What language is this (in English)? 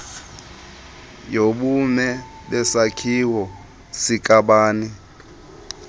Xhosa